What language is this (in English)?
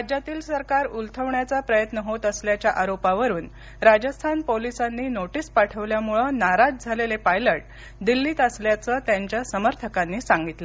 Marathi